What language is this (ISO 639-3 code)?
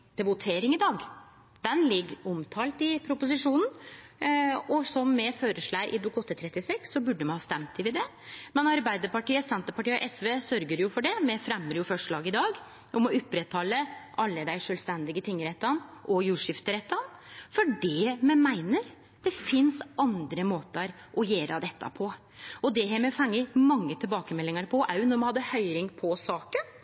nno